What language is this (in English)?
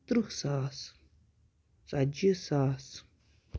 Kashmiri